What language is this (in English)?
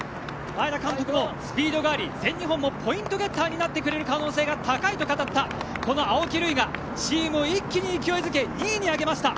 Japanese